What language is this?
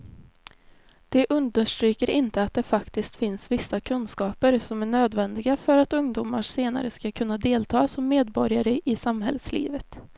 Swedish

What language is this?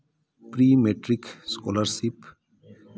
Santali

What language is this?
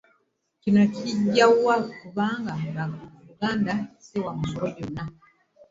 Ganda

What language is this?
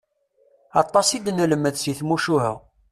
Kabyle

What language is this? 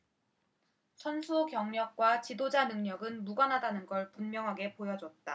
Korean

